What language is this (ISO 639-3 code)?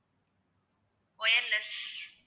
tam